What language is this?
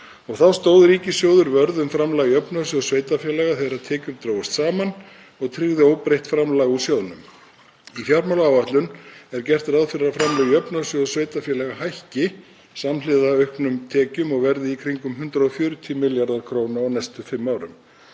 Icelandic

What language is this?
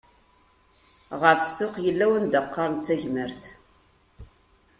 Kabyle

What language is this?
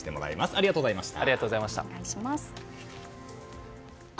Japanese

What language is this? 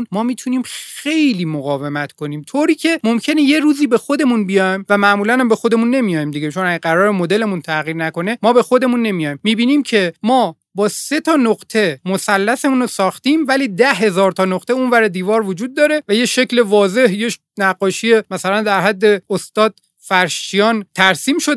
Persian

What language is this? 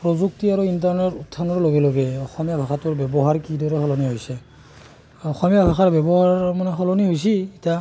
Assamese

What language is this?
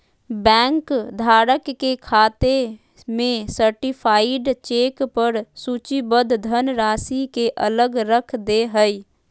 Magahi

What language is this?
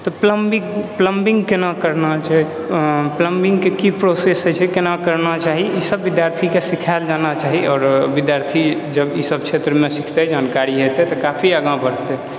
Maithili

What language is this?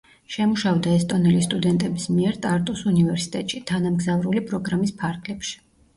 Georgian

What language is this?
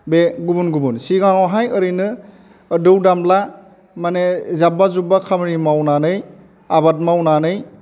Bodo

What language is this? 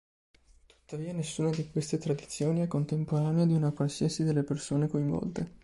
Italian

